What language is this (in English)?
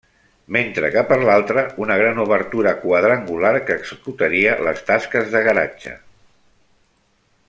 Catalan